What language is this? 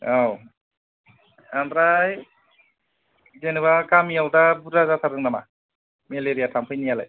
Bodo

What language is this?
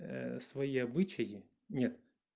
Russian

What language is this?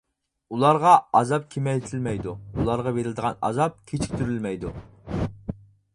Uyghur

